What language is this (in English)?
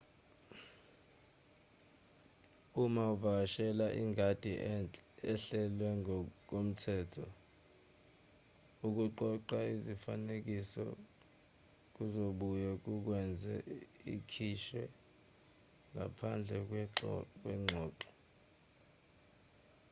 Zulu